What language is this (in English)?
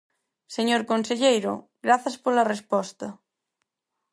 Galician